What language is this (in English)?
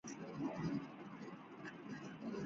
Chinese